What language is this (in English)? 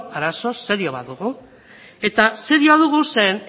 Basque